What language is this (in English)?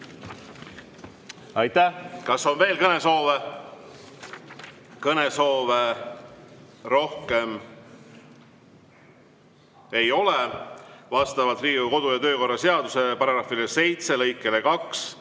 Estonian